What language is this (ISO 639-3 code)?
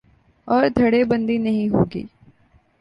urd